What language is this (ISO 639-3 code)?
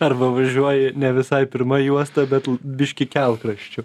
lit